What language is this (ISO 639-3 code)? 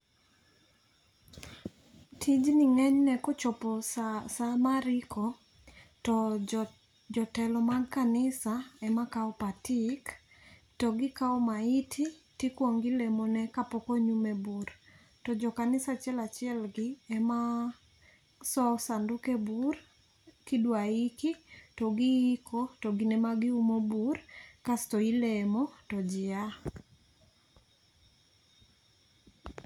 luo